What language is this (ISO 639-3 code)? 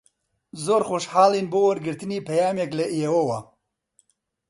ckb